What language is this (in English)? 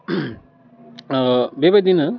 Bodo